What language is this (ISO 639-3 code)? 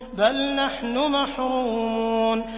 ara